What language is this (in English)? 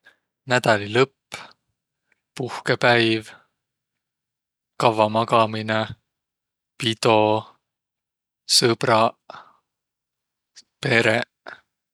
Võro